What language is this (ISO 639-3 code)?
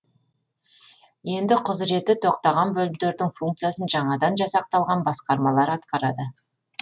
kaz